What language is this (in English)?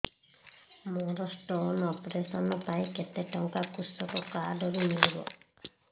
Odia